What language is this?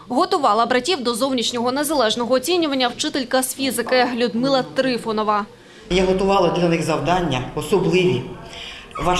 Ukrainian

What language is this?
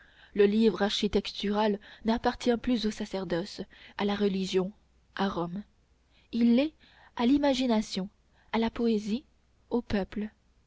French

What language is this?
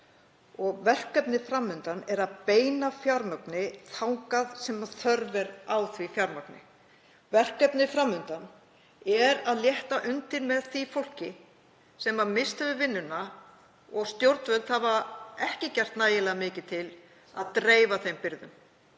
Icelandic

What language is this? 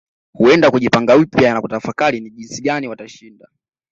Swahili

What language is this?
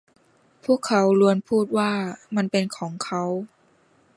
Thai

